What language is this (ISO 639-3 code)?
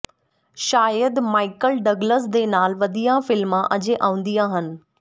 pan